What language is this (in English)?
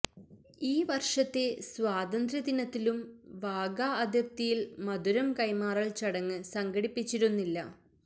Malayalam